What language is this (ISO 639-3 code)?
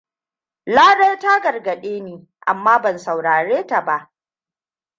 hau